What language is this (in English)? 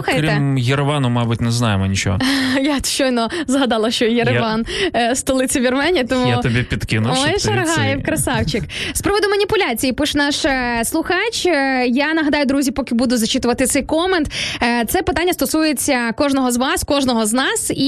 Ukrainian